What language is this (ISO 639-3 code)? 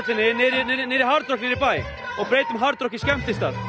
isl